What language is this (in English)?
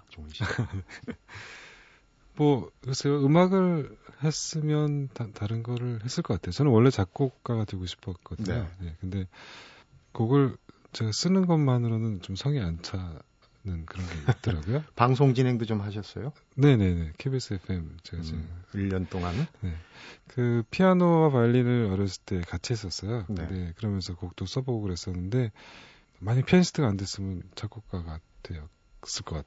Korean